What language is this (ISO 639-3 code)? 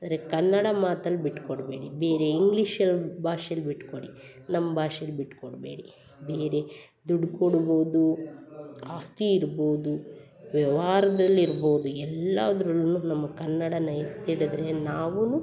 kan